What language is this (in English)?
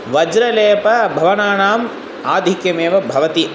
Sanskrit